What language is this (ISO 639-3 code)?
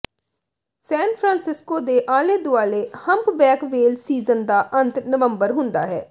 pan